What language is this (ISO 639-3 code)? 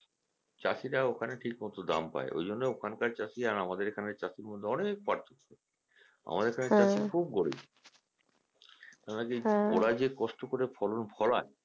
ben